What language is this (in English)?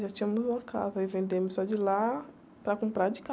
Portuguese